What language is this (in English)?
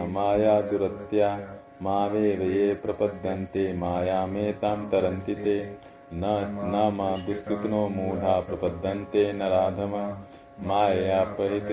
Hindi